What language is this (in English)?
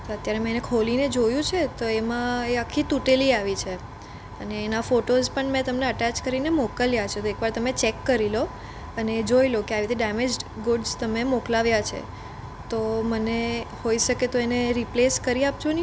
Gujarati